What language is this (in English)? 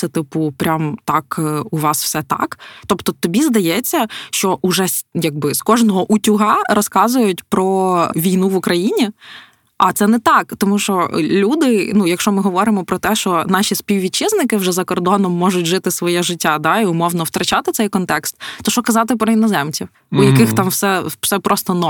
Ukrainian